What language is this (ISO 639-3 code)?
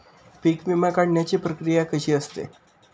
mar